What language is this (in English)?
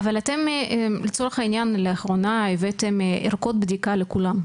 Hebrew